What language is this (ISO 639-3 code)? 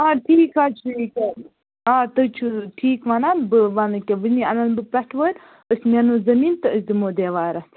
kas